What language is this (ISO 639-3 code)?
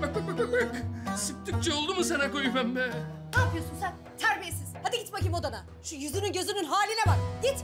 tur